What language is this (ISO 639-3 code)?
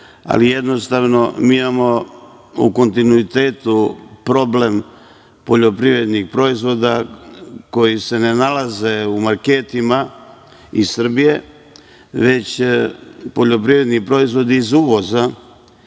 srp